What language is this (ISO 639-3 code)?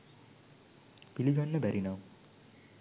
sin